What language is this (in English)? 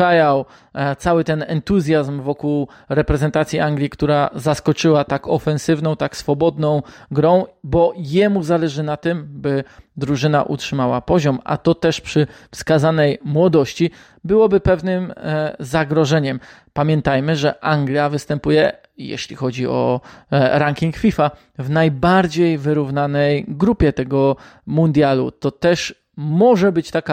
Polish